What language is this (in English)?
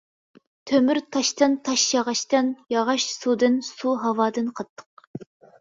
Uyghur